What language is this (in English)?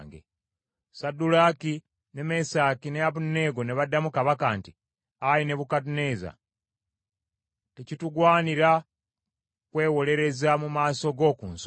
Ganda